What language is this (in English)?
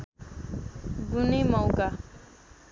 Nepali